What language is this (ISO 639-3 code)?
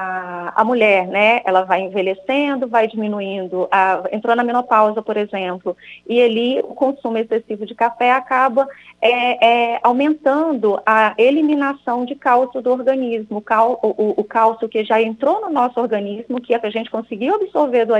por